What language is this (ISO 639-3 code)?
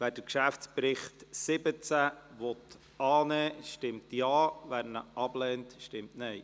gsw